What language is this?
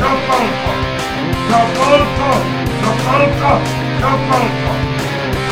Slovak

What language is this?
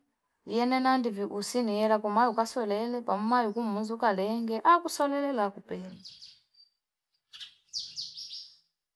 Fipa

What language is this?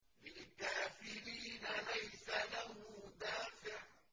Arabic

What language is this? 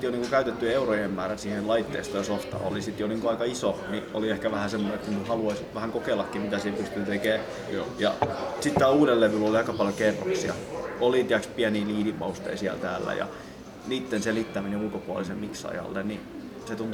Finnish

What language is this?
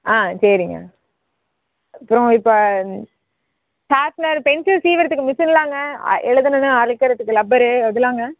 Tamil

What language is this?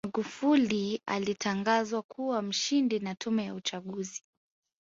Swahili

